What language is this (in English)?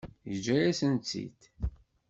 Kabyle